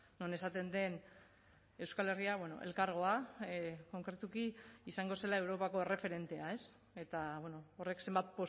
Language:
Basque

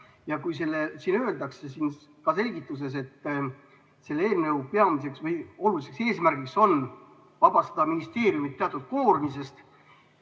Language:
Estonian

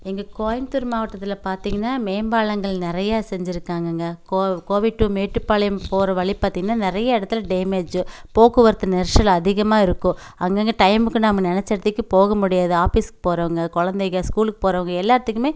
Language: Tamil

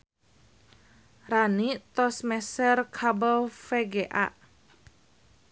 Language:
Sundanese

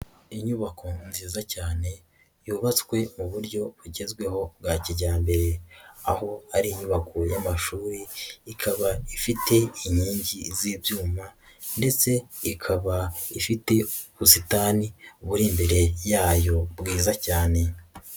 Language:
Kinyarwanda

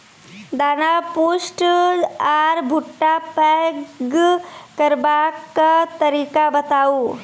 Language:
Maithili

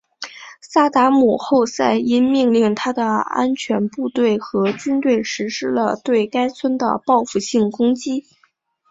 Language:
Chinese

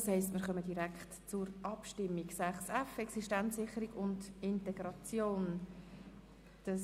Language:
Swiss German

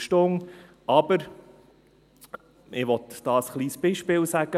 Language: Swiss German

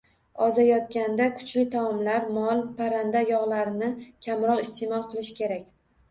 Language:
Uzbek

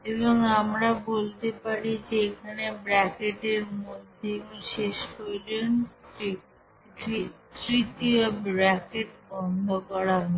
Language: Bangla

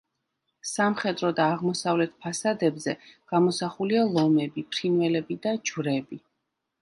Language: Georgian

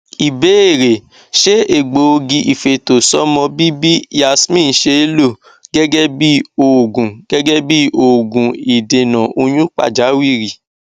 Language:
Yoruba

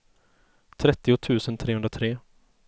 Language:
Swedish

